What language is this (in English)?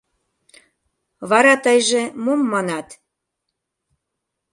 Mari